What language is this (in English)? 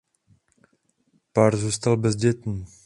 Czech